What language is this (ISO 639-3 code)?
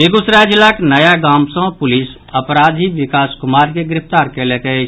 mai